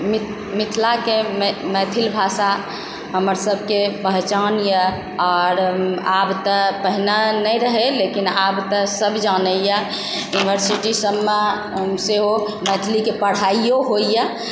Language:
Maithili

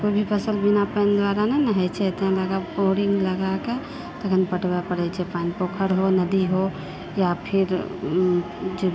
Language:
Maithili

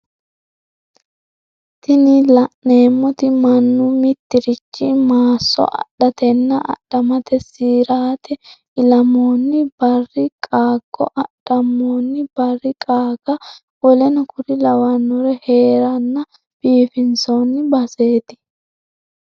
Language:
Sidamo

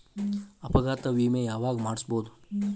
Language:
Kannada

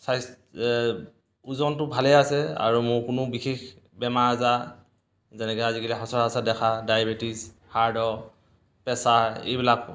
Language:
Assamese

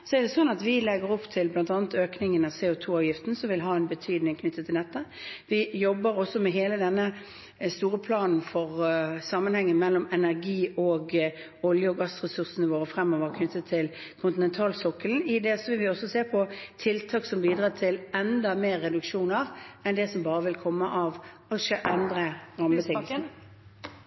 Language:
Norwegian Bokmål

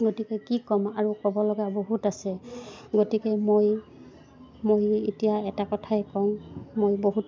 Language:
Assamese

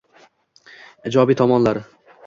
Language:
Uzbek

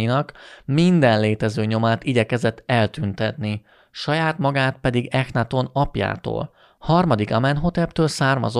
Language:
Hungarian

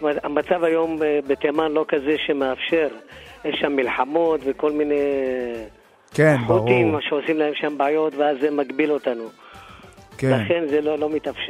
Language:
Hebrew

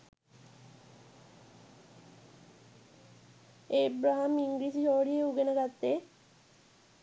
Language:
Sinhala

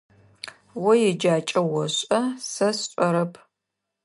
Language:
Adyghe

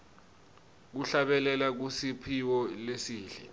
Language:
Swati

